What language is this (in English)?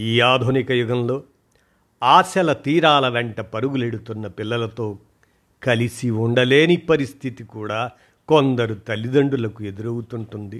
Telugu